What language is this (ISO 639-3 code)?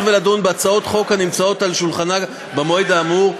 heb